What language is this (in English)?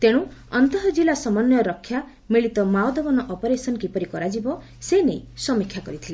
Odia